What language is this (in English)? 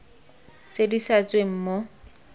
Tswana